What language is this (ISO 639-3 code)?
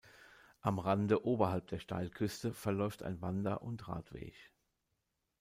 deu